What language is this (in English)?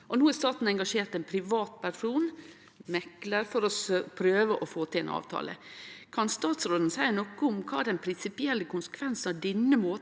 Norwegian